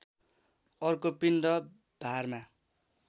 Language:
Nepali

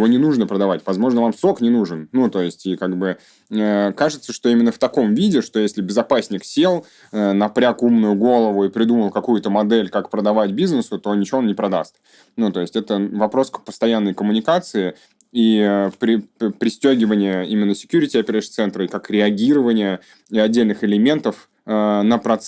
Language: Russian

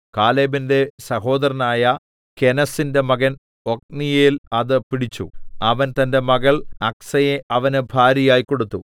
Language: Malayalam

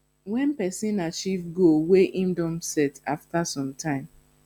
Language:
Nigerian Pidgin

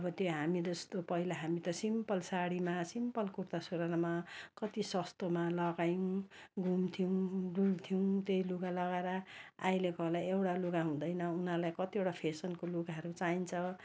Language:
Nepali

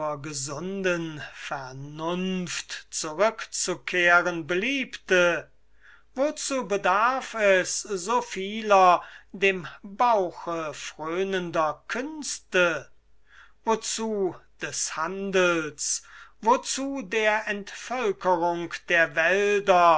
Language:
German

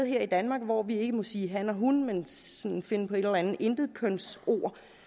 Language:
Danish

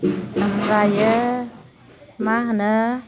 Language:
Bodo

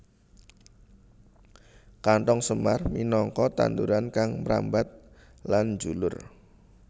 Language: Javanese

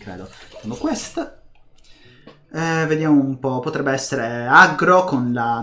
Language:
Italian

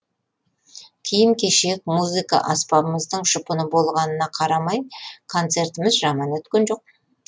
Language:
Kazakh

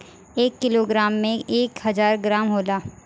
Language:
Bhojpuri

